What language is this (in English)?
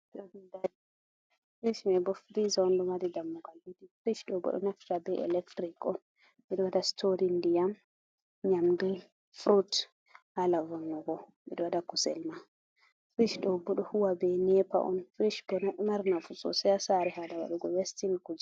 Fula